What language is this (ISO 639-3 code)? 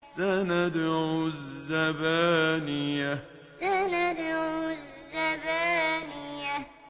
ara